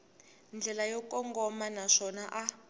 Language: Tsonga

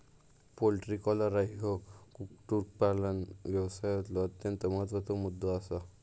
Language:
Marathi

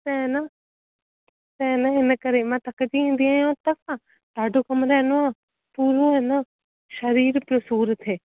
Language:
Sindhi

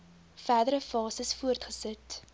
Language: Afrikaans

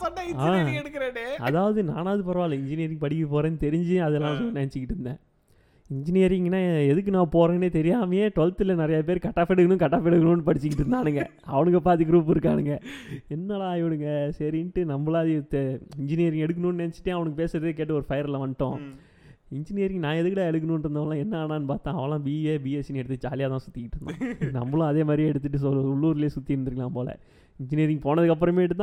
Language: Tamil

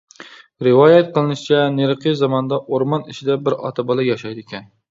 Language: Uyghur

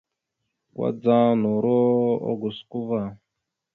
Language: Mada (Cameroon)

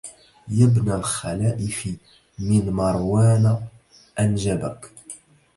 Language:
Arabic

